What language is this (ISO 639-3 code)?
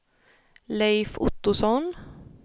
swe